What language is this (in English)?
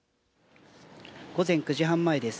Japanese